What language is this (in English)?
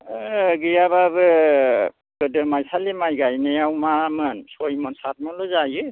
Bodo